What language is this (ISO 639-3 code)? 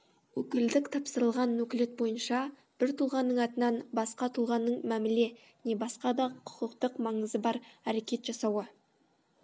kaz